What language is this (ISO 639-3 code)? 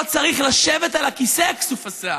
heb